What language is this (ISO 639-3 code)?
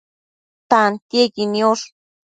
mcf